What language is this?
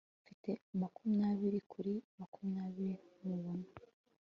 Kinyarwanda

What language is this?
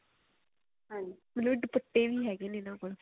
Punjabi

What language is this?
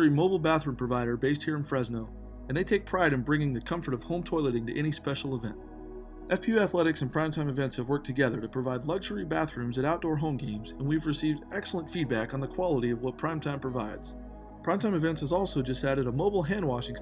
English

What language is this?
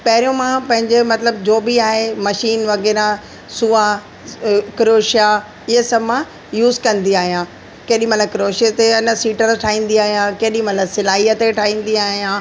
Sindhi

